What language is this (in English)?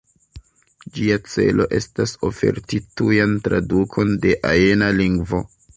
Esperanto